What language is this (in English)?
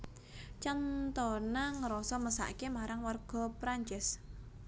Javanese